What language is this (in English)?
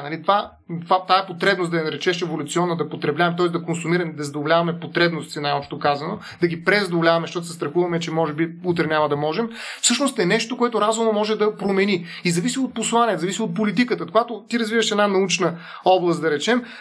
Bulgarian